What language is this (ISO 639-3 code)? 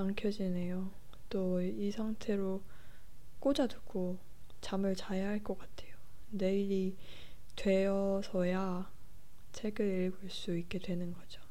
kor